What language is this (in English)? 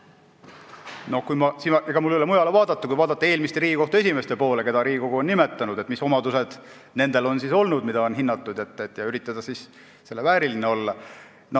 Estonian